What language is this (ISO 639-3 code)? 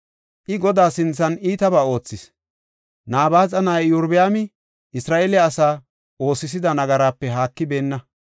gof